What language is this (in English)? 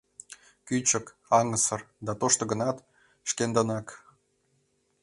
Mari